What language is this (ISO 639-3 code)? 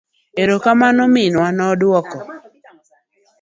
luo